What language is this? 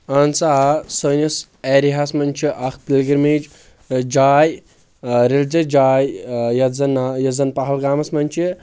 Kashmiri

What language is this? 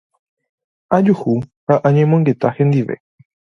Guarani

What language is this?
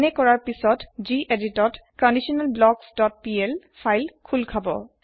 Assamese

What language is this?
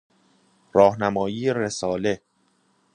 Persian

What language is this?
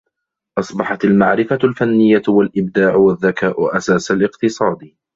Arabic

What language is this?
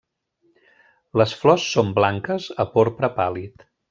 Catalan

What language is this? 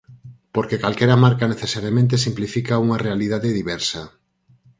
Galician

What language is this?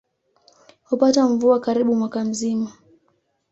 Swahili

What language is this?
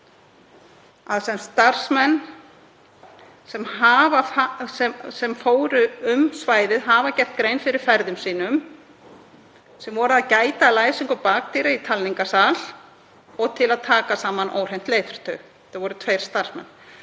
Icelandic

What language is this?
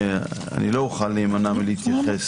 Hebrew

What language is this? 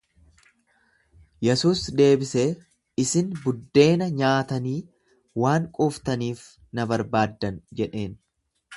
Oromo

